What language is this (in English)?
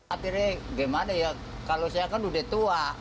Indonesian